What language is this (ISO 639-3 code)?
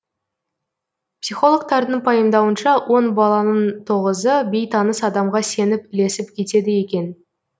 kaz